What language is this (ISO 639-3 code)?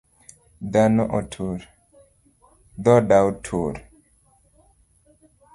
luo